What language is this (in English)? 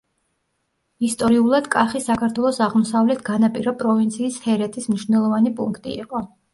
Georgian